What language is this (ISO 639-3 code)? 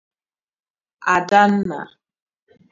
ibo